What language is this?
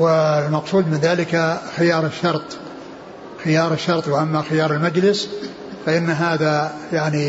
Arabic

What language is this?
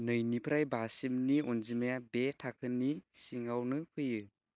Bodo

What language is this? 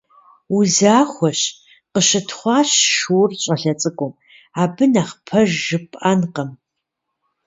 Kabardian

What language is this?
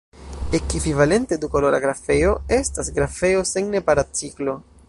Esperanto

